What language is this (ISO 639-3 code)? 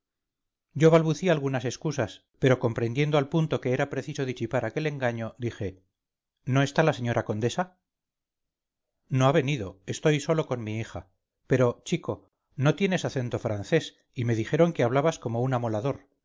spa